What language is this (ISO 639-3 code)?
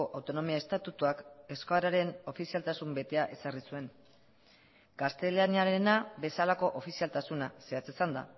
eus